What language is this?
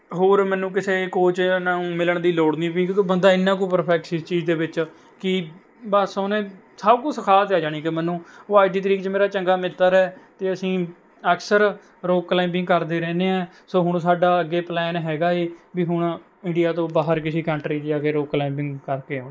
Punjabi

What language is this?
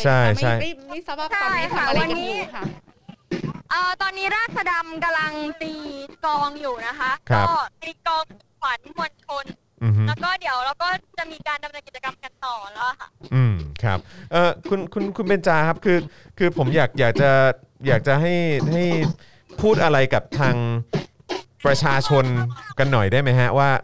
Thai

